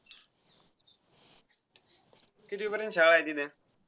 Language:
Marathi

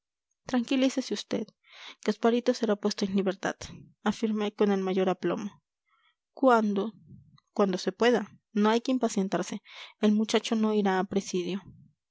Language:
Spanish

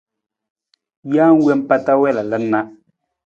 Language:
Nawdm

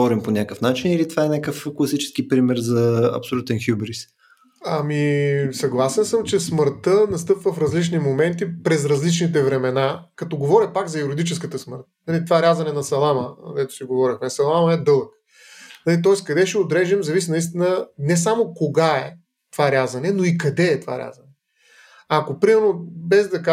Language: Bulgarian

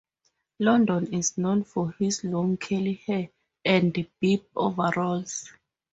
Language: English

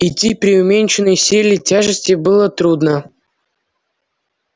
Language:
Russian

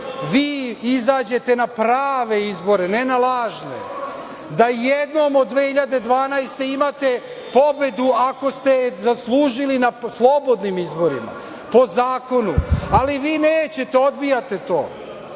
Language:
Serbian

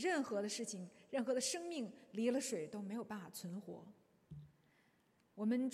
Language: Chinese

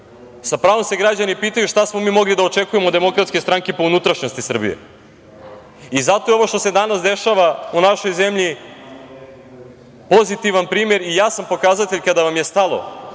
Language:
Serbian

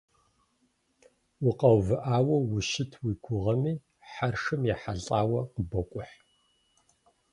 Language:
Kabardian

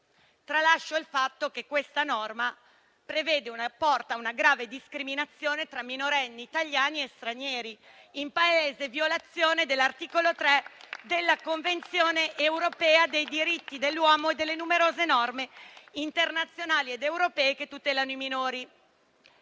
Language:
Italian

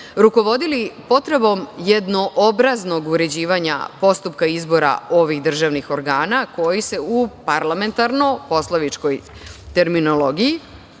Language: Serbian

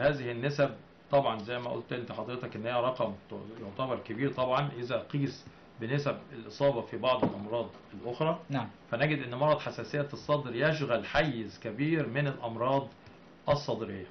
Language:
Arabic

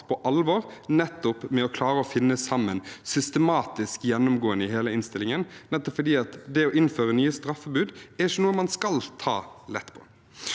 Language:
Norwegian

